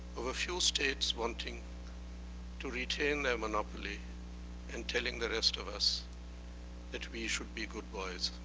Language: English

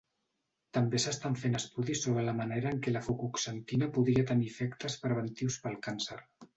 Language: Catalan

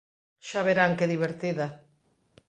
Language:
Galician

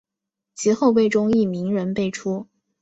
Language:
Chinese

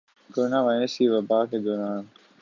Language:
Urdu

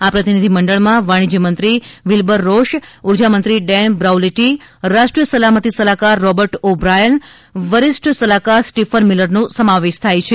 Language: Gujarati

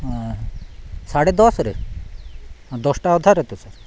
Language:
Odia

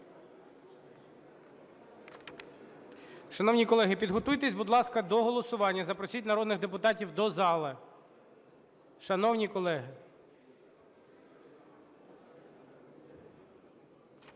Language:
Ukrainian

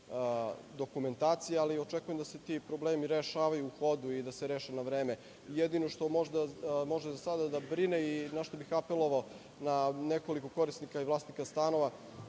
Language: Serbian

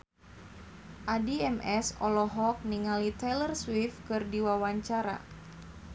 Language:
Sundanese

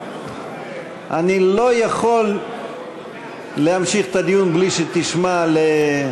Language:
Hebrew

